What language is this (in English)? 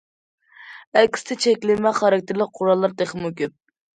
Uyghur